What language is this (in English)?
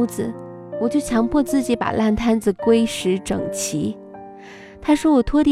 Chinese